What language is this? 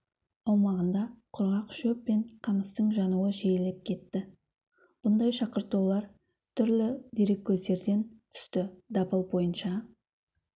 Kazakh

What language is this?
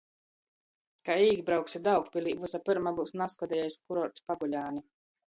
Latgalian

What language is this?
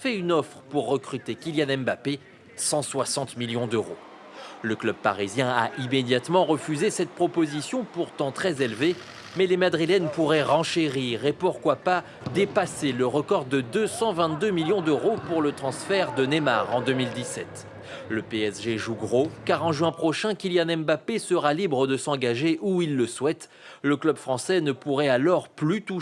French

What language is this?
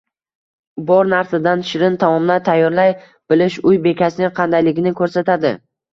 Uzbek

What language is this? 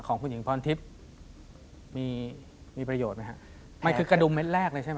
Thai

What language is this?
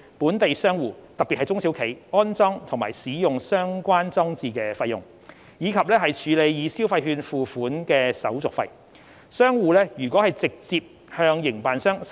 Cantonese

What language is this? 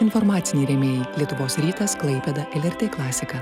Lithuanian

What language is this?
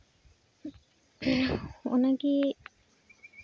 Santali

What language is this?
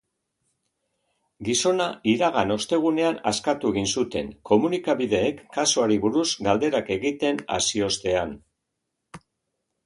Basque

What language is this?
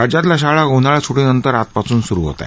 Marathi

